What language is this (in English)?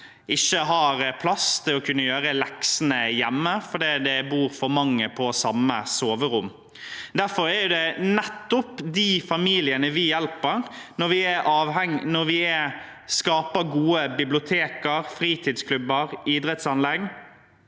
Norwegian